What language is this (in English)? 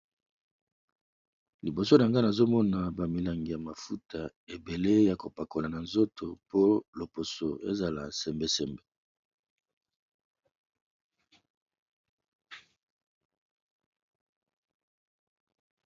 Lingala